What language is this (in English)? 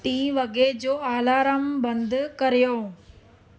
Sindhi